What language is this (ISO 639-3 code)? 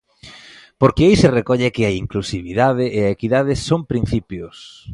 glg